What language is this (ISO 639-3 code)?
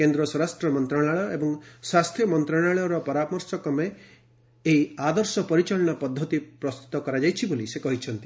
ori